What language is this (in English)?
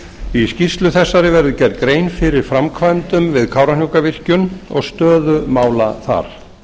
Icelandic